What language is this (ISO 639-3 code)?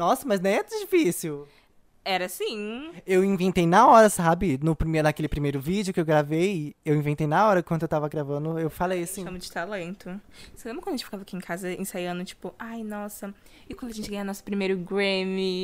por